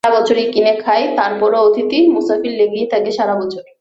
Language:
Bangla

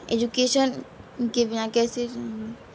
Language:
Urdu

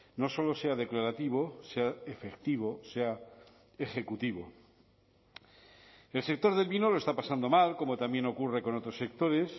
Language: Spanish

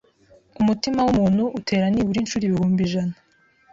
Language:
Kinyarwanda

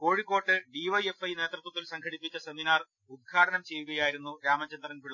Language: Malayalam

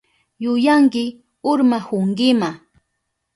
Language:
Southern Pastaza Quechua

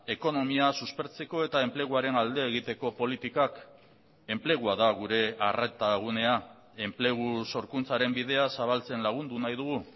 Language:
Basque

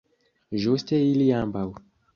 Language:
Esperanto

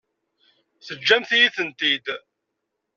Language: Kabyle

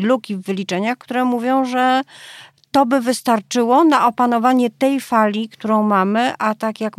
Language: Polish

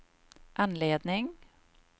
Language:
Swedish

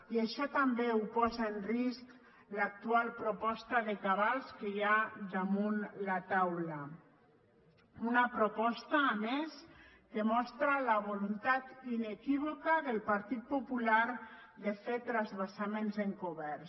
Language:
Catalan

